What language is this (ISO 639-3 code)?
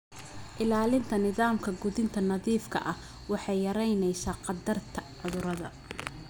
som